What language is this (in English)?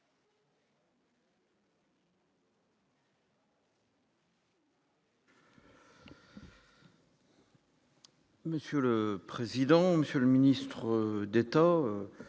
French